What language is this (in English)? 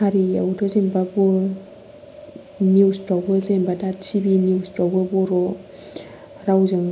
Bodo